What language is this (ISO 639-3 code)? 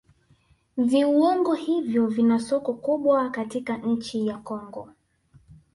swa